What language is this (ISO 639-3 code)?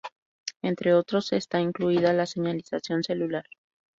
spa